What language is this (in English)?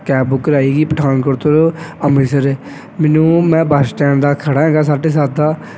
Punjabi